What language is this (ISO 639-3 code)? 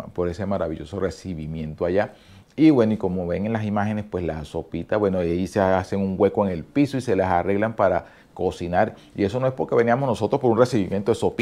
spa